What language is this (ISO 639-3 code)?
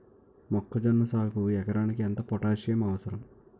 tel